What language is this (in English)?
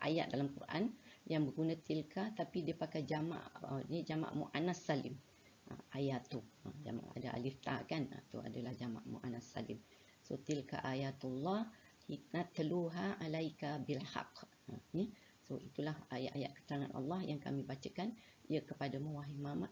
Malay